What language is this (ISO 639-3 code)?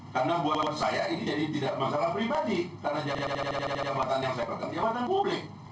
ind